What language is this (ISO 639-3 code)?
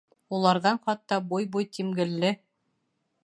bak